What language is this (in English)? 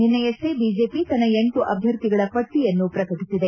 Kannada